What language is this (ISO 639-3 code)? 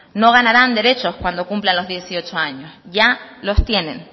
spa